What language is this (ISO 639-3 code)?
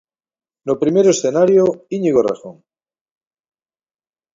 glg